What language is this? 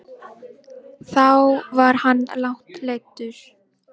Icelandic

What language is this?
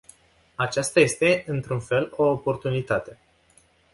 Romanian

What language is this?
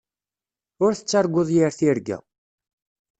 Kabyle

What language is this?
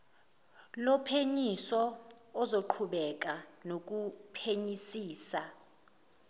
Zulu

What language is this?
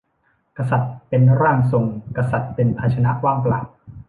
Thai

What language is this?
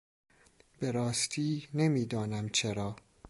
Persian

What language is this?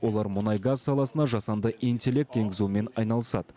Kazakh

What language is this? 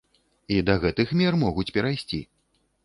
Belarusian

